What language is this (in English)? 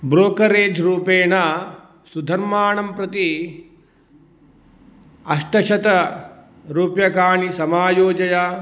Sanskrit